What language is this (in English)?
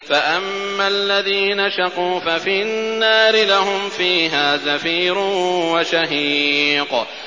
Arabic